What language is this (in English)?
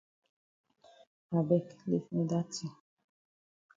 Cameroon Pidgin